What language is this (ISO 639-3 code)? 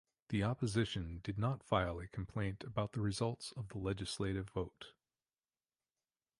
eng